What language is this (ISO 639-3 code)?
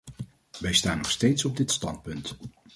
nld